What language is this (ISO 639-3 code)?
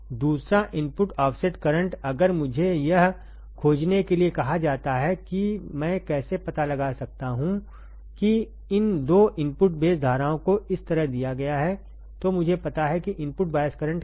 hin